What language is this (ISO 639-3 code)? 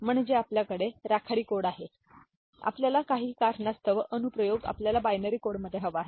mar